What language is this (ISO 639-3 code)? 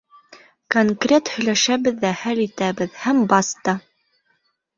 bak